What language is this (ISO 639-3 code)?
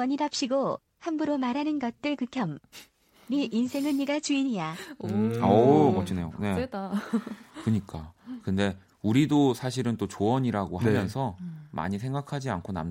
kor